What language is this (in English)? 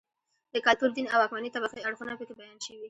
Pashto